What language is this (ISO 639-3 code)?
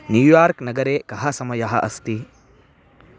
san